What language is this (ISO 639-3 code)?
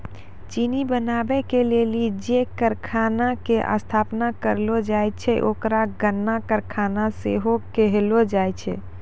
mai